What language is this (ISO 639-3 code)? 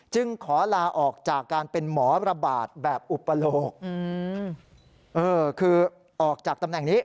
tha